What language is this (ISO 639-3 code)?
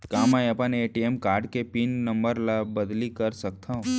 hne